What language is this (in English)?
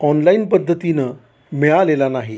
Marathi